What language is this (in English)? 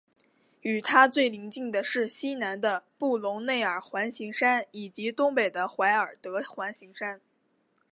Chinese